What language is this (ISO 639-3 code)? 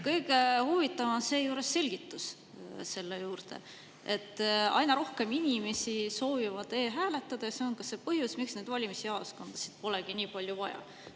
est